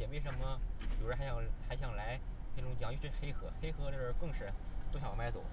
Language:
Chinese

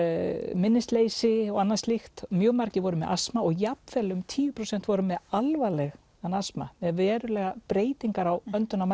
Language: Icelandic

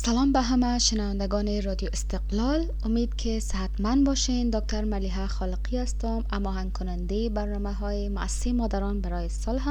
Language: Persian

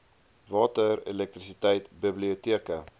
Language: Afrikaans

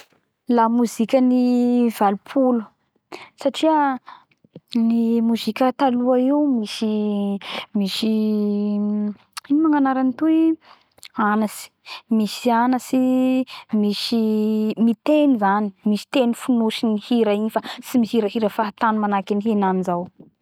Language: Bara Malagasy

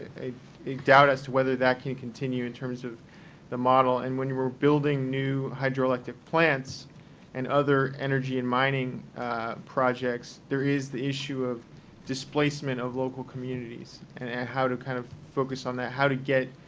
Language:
English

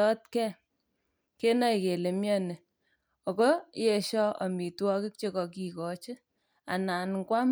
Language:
Kalenjin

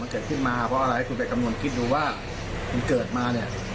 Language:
Thai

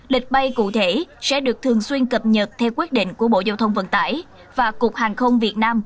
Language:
Vietnamese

